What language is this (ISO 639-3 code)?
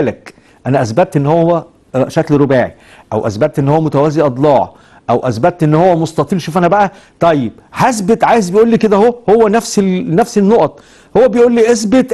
ara